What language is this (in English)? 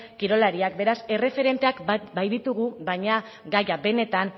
Basque